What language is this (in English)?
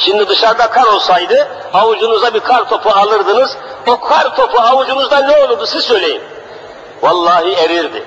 Turkish